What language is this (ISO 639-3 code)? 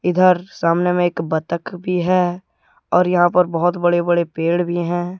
hin